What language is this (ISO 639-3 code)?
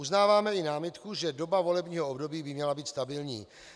ces